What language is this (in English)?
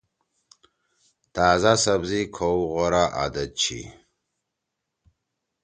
Torwali